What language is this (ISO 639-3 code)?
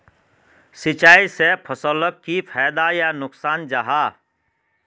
mag